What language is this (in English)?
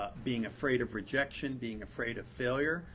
English